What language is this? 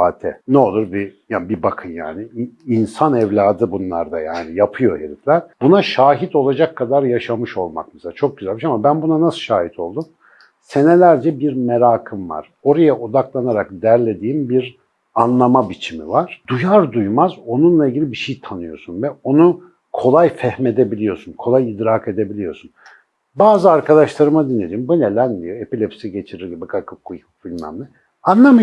Turkish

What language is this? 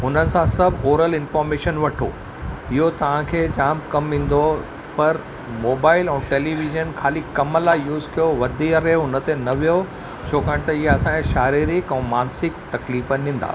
Sindhi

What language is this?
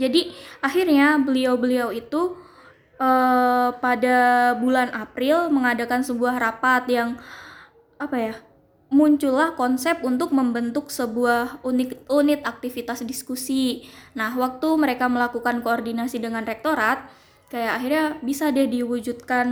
Indonesian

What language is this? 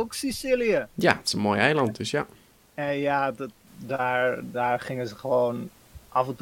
Dutch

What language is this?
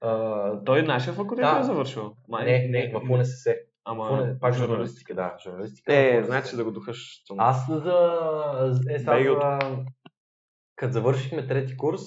Bulgarian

